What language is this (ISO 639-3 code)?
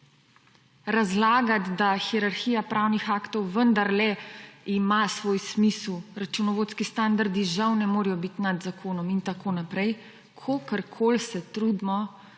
slv